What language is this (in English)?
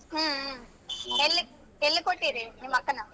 Kannada